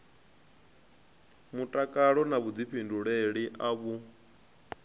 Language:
Venda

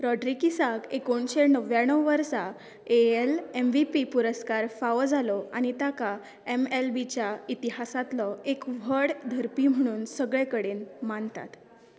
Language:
Konkani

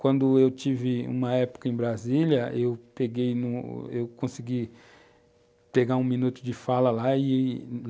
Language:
Portuguese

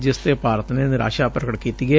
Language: Punjabi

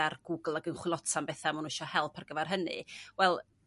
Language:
Welsh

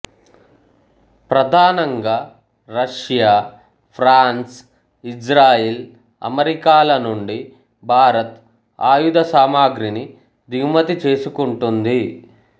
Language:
Telugu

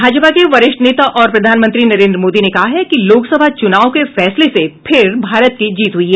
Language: Hindi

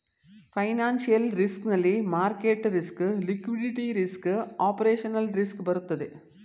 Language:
Kannada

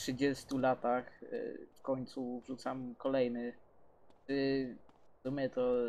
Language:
Polish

